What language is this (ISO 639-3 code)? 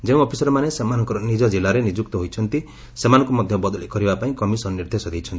ori